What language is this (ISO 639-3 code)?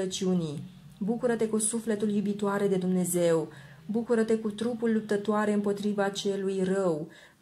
ron